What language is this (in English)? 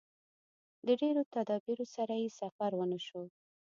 Pashto